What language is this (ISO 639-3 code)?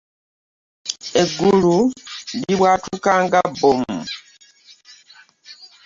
lug